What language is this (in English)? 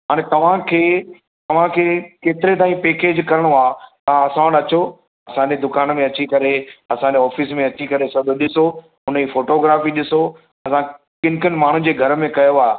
Sindhi